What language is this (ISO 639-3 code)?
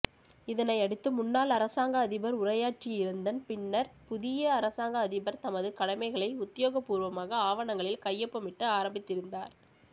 tam